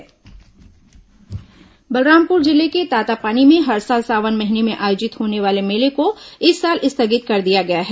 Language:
Hindi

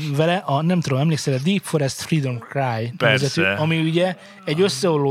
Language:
Hungarian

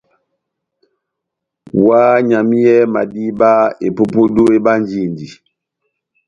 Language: Batanga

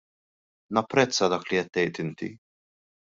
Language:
Maltese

